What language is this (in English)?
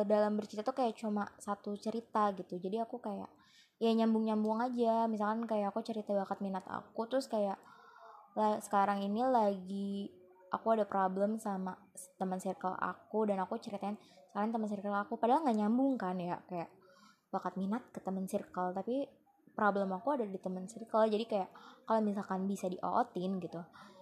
Indonesian